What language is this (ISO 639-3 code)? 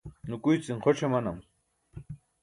bsk